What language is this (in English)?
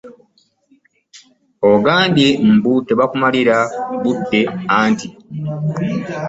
Ganda